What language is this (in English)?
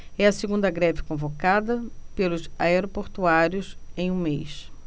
Portuguese